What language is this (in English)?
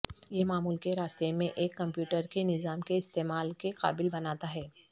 Urdu